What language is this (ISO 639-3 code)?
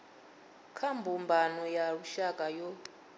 ven